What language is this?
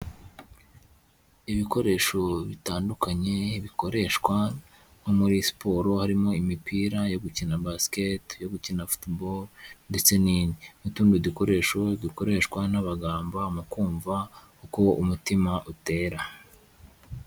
Kinyarwanda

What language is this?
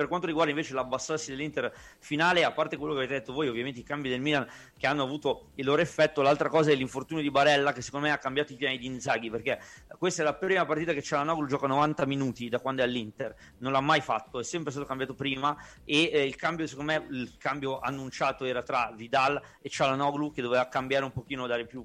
Italian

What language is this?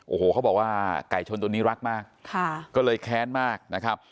Thai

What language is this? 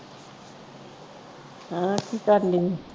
Punjabi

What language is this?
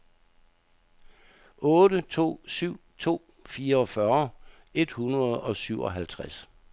Danish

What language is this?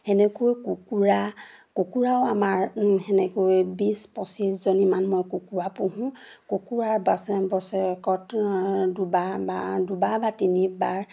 Assamese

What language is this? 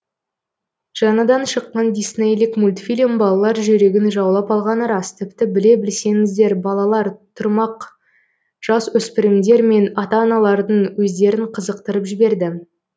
Kazakh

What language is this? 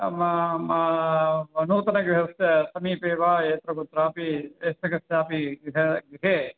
Sanskrit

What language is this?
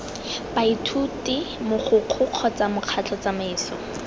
Tswana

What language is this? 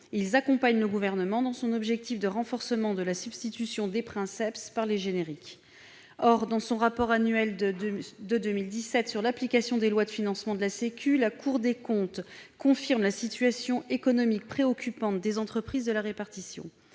French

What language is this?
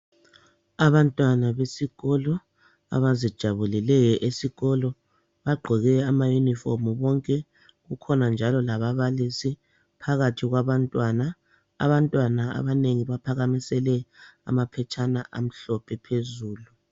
North Ndebele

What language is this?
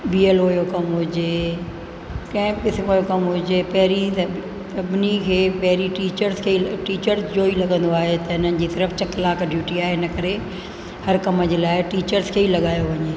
Sindhi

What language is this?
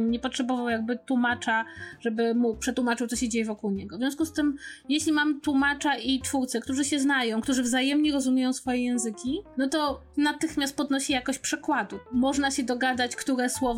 Polish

